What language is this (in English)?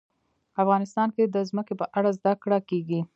Pashto